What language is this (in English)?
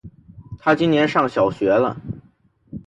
Chinese